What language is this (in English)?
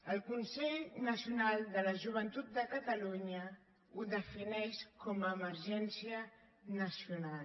Catalan